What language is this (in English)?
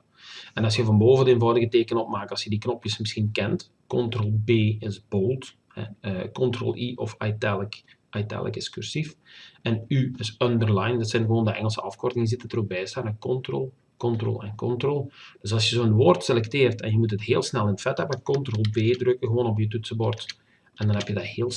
Dutch